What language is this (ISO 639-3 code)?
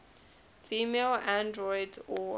eng